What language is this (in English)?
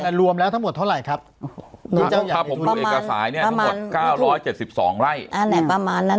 Thai